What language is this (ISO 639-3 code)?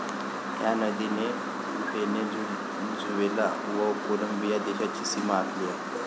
mar